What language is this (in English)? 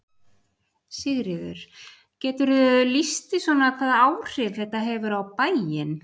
Icelandic